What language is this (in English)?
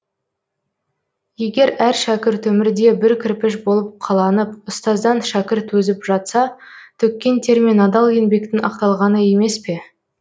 Kazakh